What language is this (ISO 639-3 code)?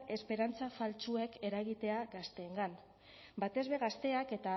eus